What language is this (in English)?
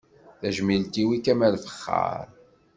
Kabyle